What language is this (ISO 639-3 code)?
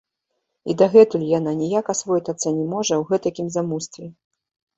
bel